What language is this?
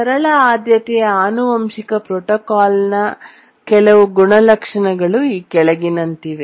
Kannada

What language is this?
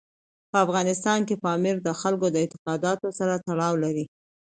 Pashto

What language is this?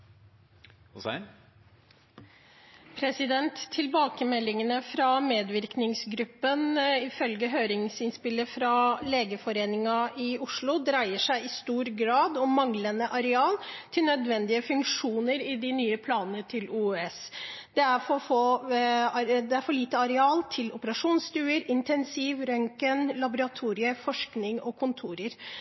Norwegian Bokmål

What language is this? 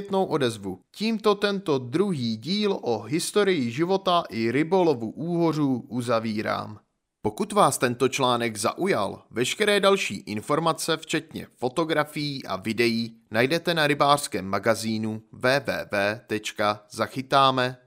Czech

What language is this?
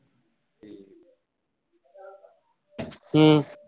Punjabi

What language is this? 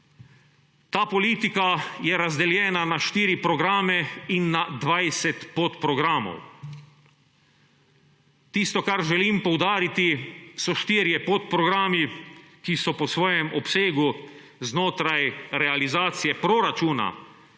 Slovenian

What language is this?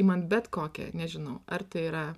Lithuanian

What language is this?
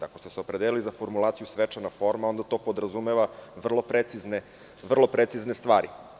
Serbian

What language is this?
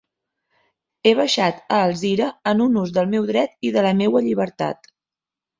Catalan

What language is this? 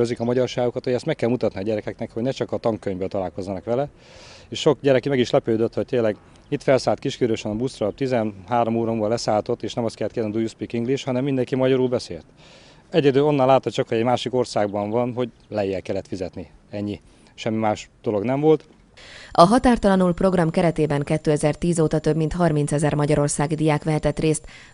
Hungarian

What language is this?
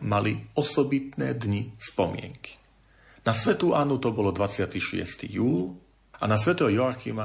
Slovak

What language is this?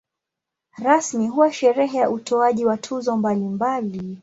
Swahili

